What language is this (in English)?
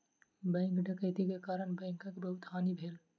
Maithili